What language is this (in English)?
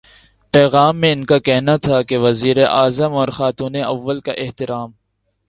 Urdu